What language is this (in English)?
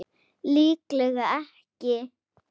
Icelandic